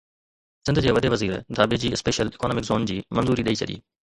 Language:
Sindhi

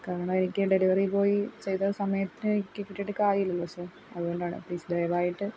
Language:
Malayalam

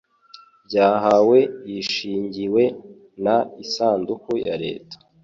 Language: Kinyarwanda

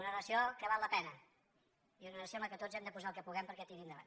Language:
Catalan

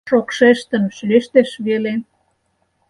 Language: Mari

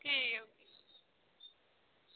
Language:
Dogri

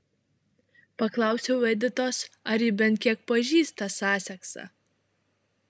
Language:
Lithuanian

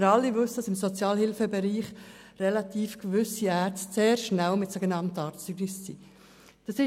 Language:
Swiss German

